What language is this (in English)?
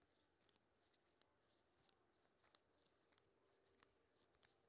Maithili